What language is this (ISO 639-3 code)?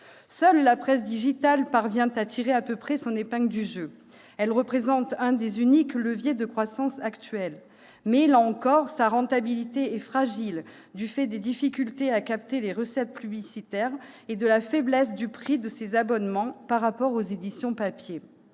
fra